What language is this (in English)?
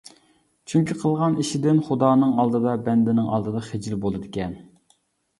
Uyghur